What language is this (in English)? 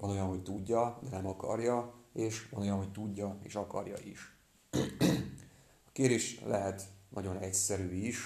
Hungarian